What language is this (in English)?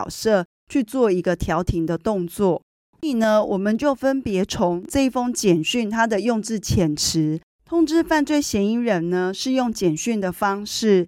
Chinese